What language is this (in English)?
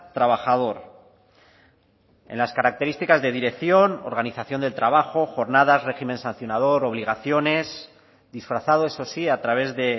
Spanish